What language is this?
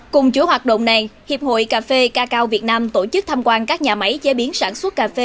Vietnamese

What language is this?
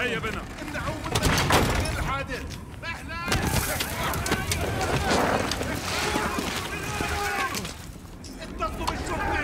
German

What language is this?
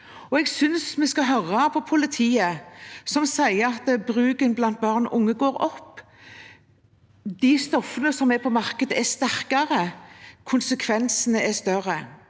Norwegian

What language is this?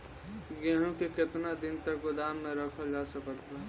Bhojpuri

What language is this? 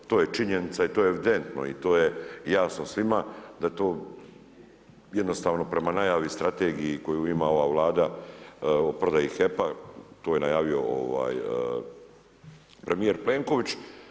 Croatian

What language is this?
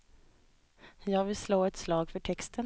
Swedish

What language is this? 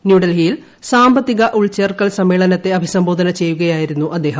Malayalam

